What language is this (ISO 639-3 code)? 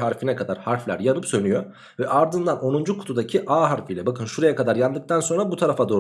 tur